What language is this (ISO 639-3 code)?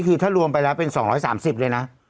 tha